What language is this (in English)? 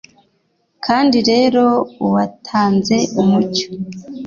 Kinyarwanda